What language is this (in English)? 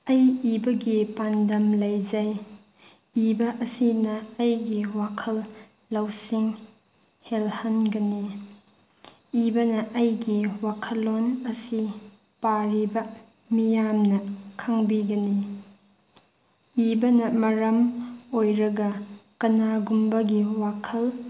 Manipuri